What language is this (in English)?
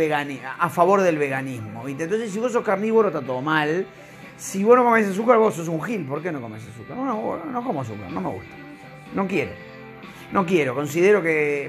Spanish